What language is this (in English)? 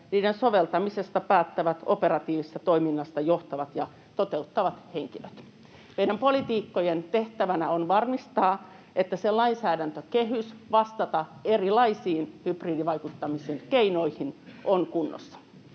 Finnish